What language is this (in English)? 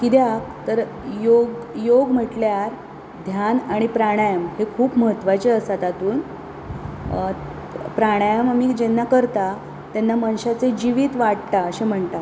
Konkani